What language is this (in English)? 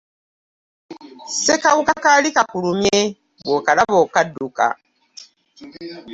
Ganda